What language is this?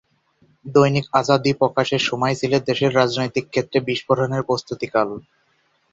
Bangla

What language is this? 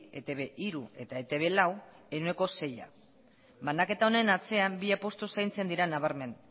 Basque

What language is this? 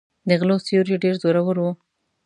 Pashto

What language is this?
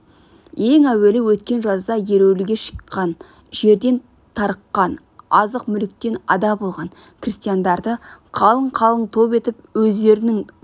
Kazakh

